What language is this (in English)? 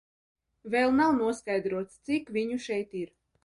Latvian